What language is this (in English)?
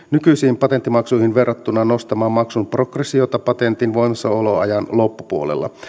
Finnish